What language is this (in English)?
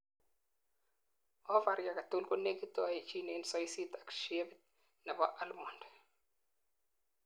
Kalenjin